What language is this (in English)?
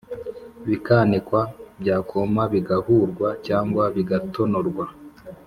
Kinyarwanda